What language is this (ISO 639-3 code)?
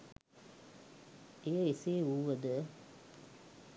sin